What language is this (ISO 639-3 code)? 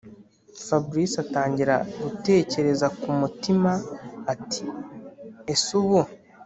kin